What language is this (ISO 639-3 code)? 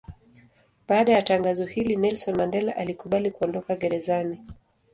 swa